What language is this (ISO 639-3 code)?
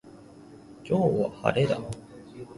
jpn